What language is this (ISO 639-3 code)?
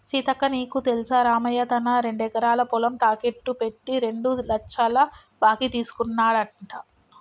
tel